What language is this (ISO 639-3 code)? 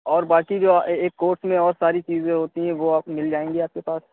urd